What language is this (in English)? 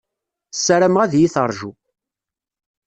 Kabyle